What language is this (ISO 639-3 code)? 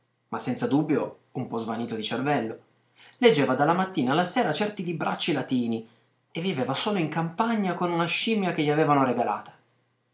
ita